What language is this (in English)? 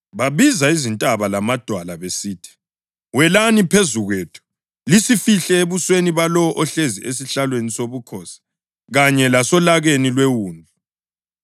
North Ndebele